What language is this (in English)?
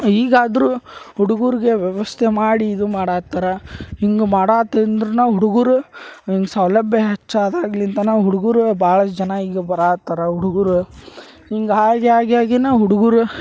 Kannada